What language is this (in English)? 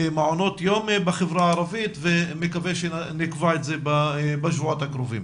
Hebrew